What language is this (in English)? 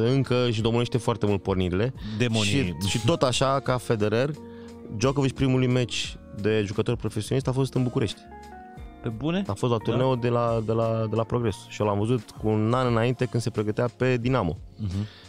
Romanian